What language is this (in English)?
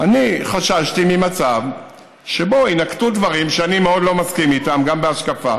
Hebrew